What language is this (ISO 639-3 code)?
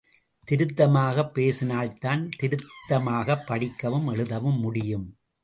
tam